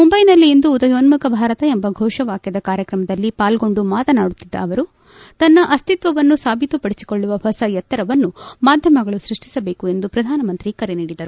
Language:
Kannada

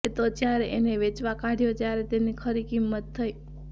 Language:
Gujarati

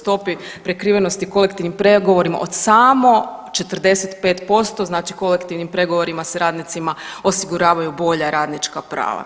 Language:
Croatian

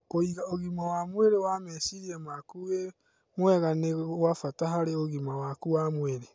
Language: Kikuyu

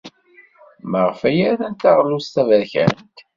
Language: Kabyle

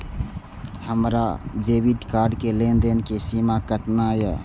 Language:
Maithili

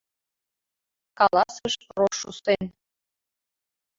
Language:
Mari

